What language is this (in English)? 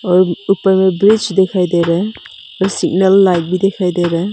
Hindi